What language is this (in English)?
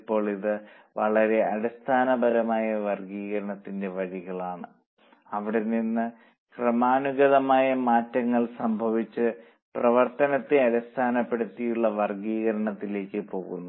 Malayalam